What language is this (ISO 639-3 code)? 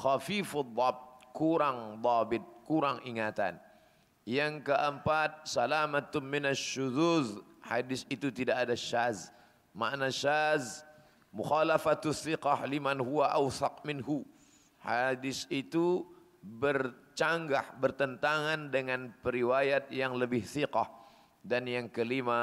msa